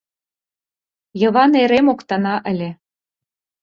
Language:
Mari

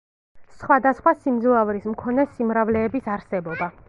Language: Georgian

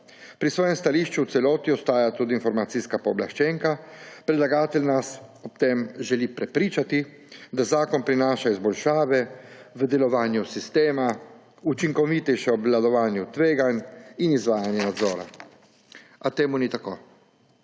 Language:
Slovenian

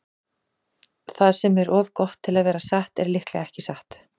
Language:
Icelandic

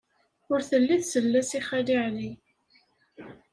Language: Kabyle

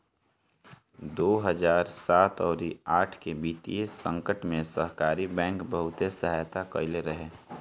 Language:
Bhojpuri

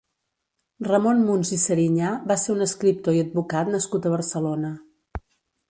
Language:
Catalan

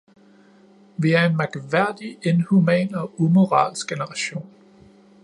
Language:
Danish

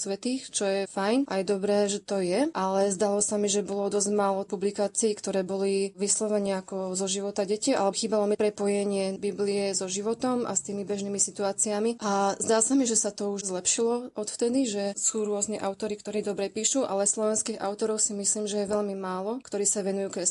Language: Slovak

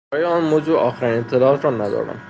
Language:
Persian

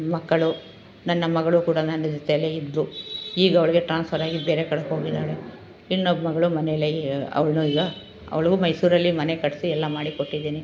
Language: Kannada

